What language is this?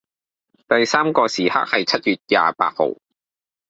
Cantonese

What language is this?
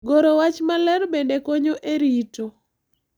Luo (Kenya and Tanzania)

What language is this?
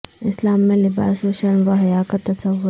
Urdu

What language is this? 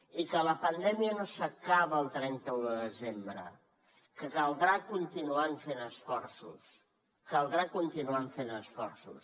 Catalan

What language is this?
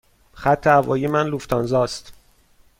Persian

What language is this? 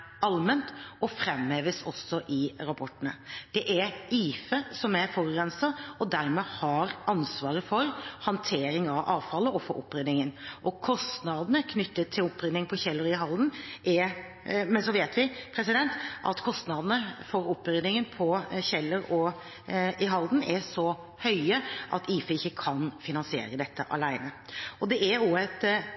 Norwegian Bokmål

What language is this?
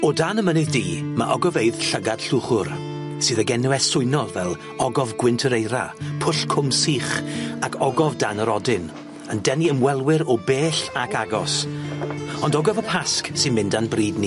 Welsh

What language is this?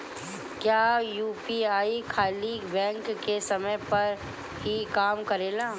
Bhojpuri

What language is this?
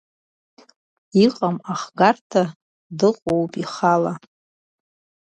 Abkhazian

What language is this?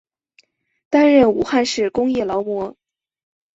Chinese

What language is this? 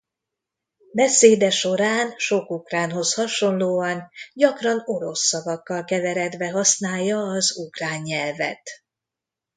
Hungarian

